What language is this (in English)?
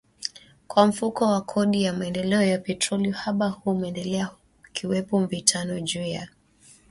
Swahili